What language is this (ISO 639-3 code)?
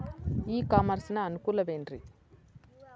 kan